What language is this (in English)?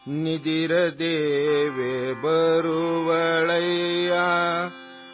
Urdu